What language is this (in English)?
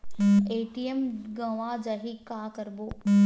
Chhattisgarhi